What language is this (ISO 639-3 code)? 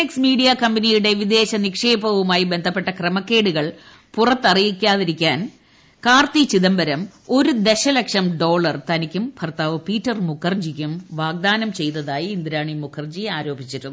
mal